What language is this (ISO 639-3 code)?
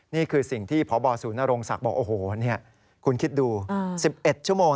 tha